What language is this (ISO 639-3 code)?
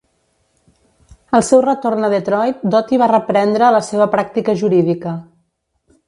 cat